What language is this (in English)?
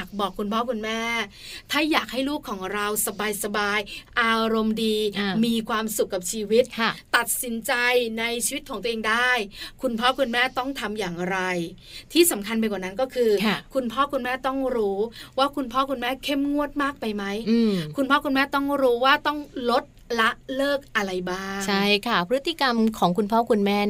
Thai